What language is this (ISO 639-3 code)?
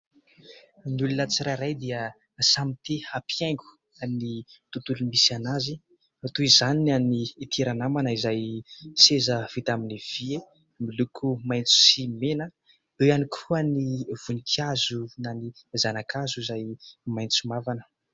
mlg